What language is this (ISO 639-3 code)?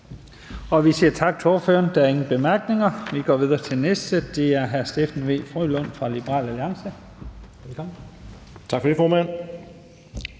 dan